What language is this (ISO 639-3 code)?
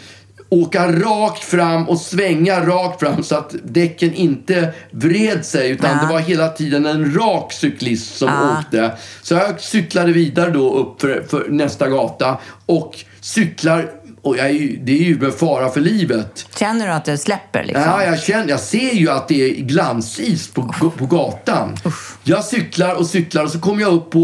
swe